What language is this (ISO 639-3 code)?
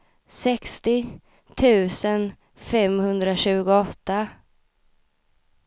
swe